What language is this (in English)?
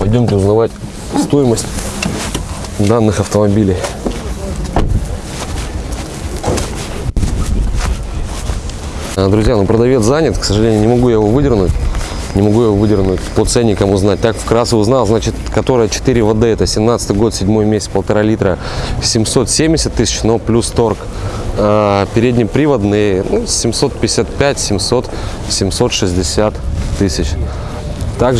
Russian